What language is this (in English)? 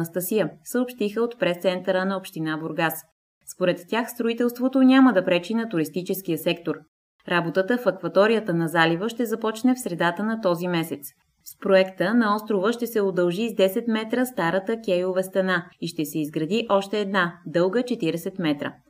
Bulgarian